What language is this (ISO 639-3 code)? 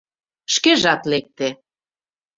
chm